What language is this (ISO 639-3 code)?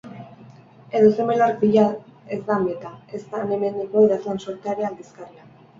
eus